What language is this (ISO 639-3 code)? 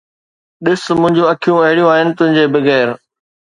snd